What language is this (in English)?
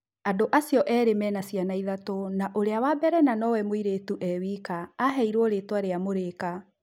Kikuyu